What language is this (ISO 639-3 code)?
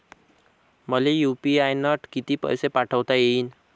mar